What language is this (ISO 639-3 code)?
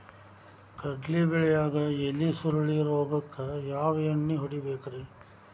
kan